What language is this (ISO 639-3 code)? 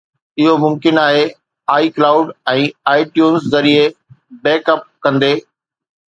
snd